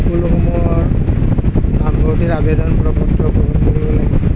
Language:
Assamese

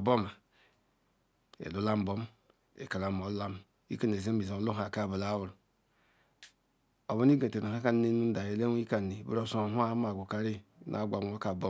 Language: Ikwere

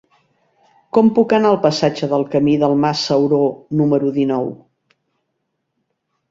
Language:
Catalan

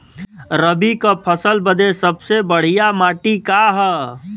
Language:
Bhojpuri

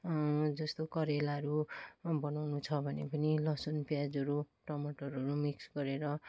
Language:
Nepali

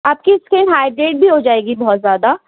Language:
Urdu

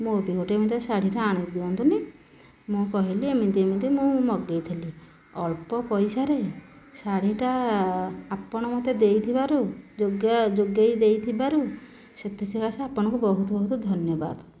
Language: Odia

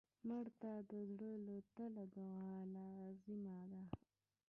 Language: Pashto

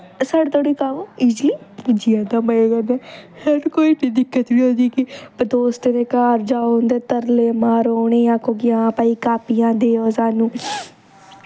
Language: Dogri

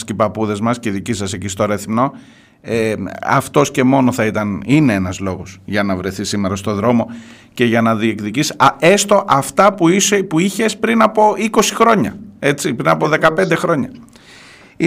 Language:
Greek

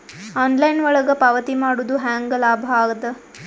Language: Kannada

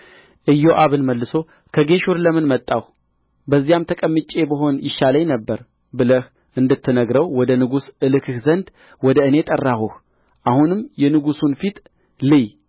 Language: Amharic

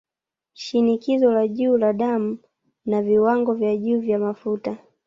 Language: Swahili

